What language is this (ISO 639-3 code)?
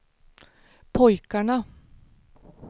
swe